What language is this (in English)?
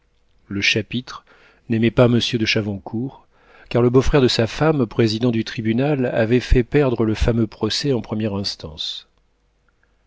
French